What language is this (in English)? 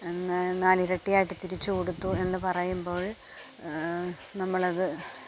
Malayalam